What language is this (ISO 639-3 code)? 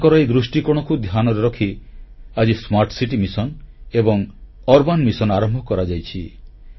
ori